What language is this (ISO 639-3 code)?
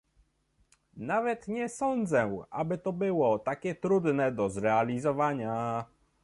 pol